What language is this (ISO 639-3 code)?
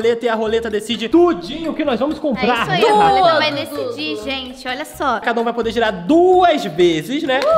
por